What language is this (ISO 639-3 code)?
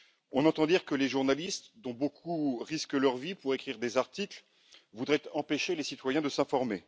fra